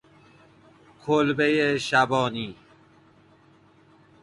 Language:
Persian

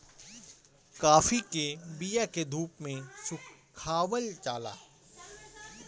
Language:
Bhojpuri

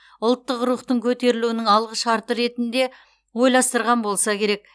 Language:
Kazakh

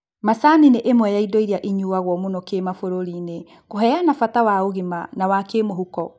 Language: Kikuyu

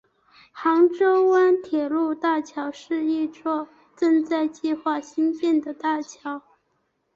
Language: Chinese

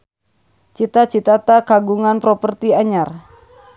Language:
Sundanese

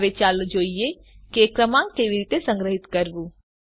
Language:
Gujarati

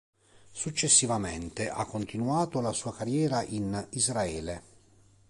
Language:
Italian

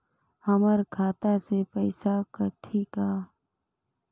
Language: Chhattisgarhi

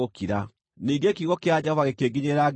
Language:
Kikuyu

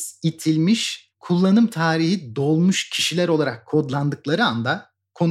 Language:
Turkish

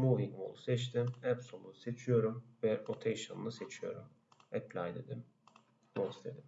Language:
Turkish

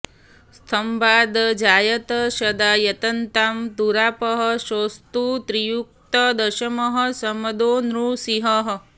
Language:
Sanskrit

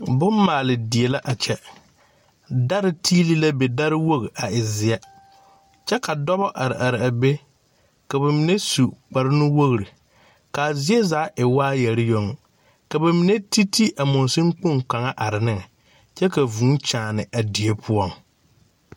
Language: Southern Dagaare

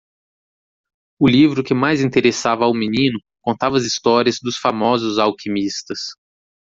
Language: Portuguese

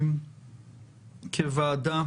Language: Hebrew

